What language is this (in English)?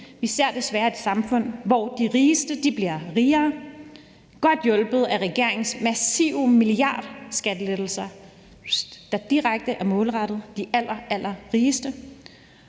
Danish